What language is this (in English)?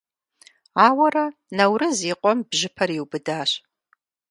Kabardian